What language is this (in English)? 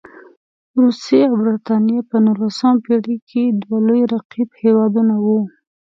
Pashto